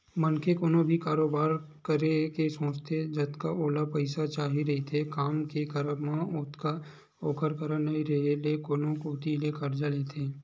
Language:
Chhattisgarhi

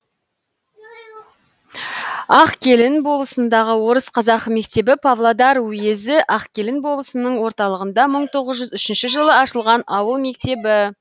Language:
Kazakh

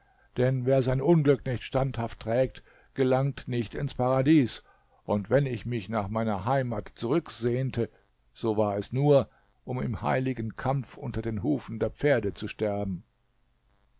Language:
German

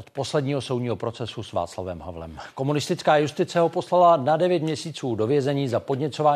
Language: Czech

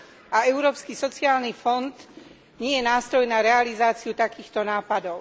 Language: Slovak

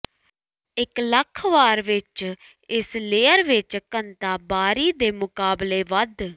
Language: Punjabi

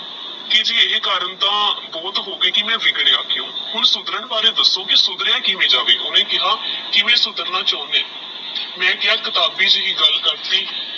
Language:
Punjabi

